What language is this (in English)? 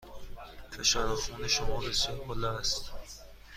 Persian